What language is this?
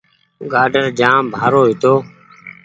Goaria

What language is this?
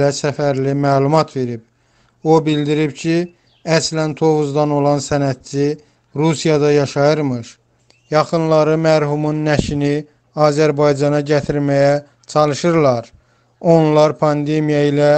Turkish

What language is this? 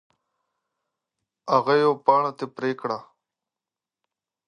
Pashto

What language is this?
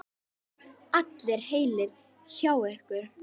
Icelandic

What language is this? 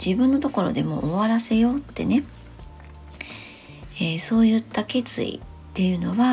Japanese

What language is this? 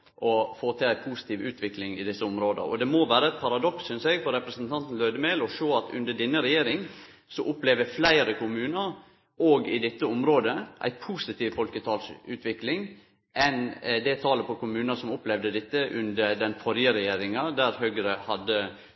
Norwegian Nynorsk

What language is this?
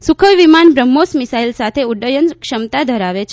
Gujarati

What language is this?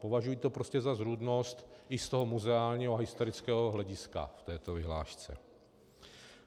Czech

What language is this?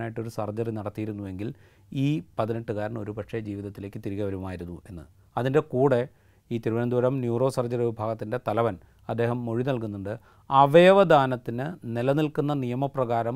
Malayalam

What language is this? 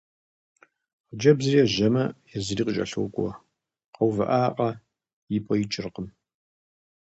Kabardian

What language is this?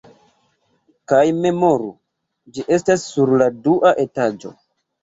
Esperanto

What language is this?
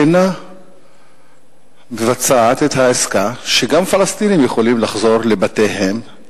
Hebrew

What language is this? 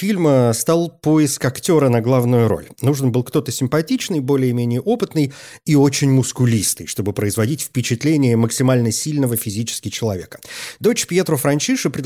Russian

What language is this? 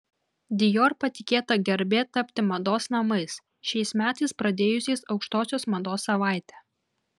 Lithuanian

